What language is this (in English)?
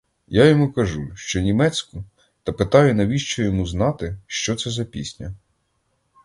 Ukrainian